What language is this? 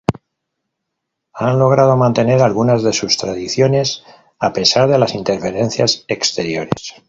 Spanish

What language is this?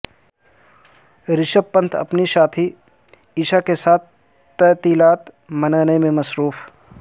Urdu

